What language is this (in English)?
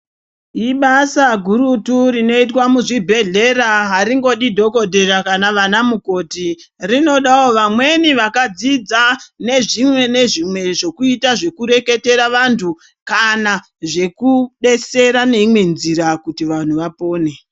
Ndau